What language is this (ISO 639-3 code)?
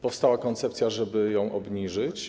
pol